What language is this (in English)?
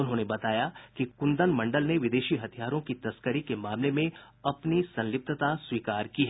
Hindi